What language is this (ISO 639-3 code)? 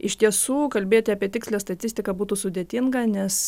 lit